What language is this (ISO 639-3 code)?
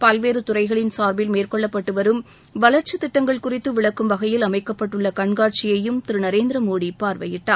tam